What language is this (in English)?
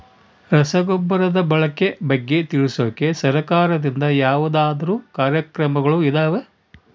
Kannada